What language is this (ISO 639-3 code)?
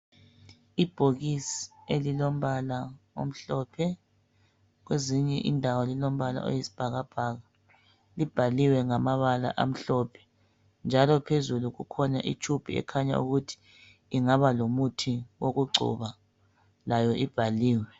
nde